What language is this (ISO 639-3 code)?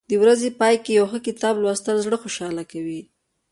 pus